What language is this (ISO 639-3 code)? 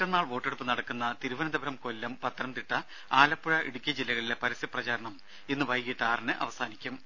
mal